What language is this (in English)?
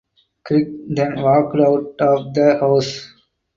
English